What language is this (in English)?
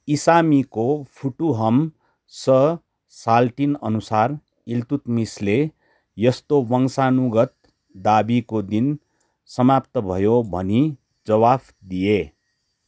Nepali